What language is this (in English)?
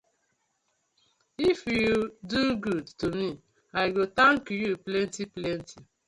Nigerian Pidgin